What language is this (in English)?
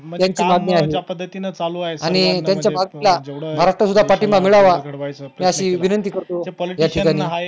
Marathi